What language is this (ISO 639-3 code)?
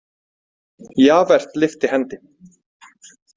isl